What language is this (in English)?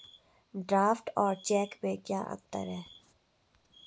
Hindi